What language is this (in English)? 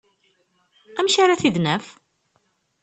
Kabyle